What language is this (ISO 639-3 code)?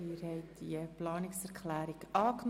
gsw